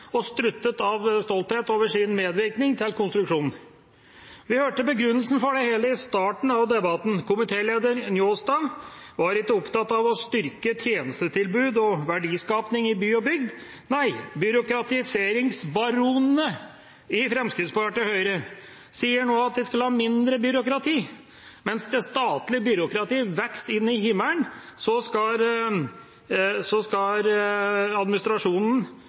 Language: Norwegian Bokmål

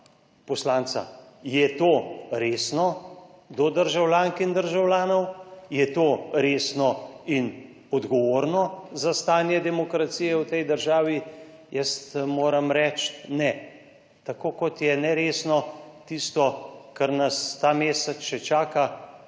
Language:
Slovenian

